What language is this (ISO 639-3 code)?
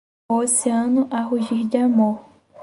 por